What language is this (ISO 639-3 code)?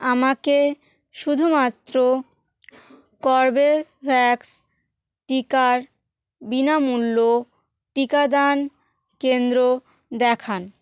ben